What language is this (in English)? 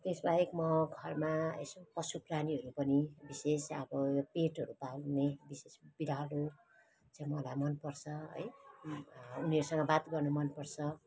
Nepali